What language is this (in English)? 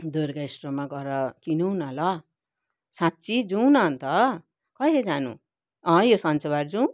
Nepali